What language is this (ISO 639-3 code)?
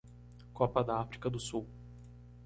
por